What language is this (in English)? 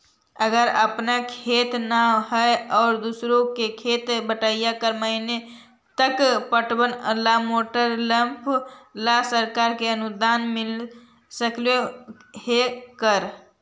Magahi